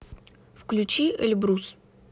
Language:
Russian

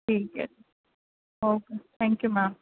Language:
Punjabi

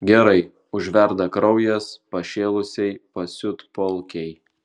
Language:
Lithuanian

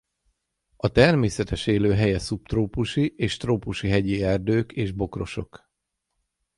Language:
Hungarian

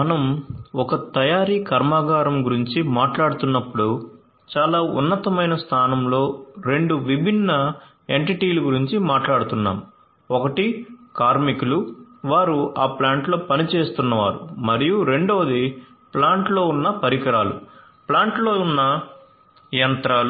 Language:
Telugu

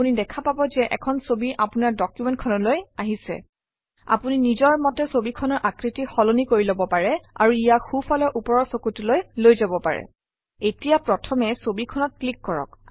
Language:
Assamese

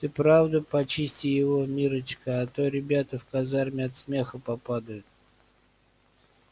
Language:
Russian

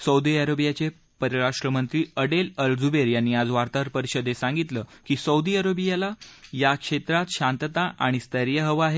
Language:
Marathi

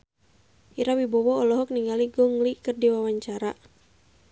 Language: Sundanese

